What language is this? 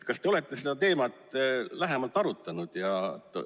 Estonian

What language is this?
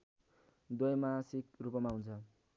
Nepali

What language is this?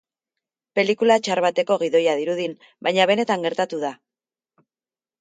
Basque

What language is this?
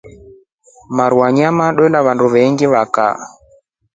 Rombo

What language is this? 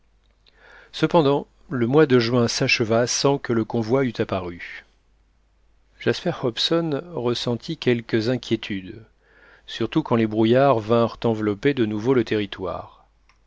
French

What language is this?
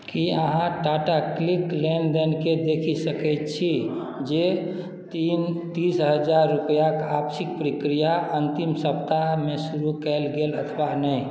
Maithili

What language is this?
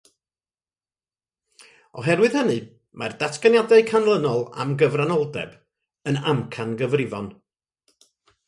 Welsh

